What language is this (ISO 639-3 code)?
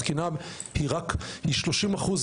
heb